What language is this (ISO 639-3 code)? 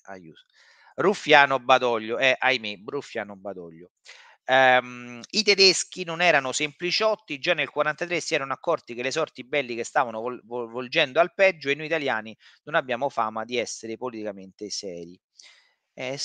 ita